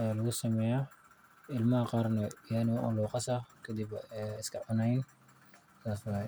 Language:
Somali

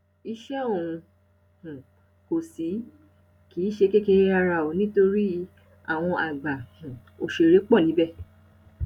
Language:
Yoruba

